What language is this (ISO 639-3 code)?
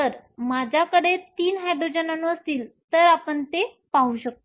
mar